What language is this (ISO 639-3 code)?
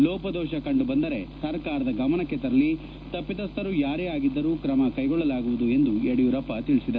kan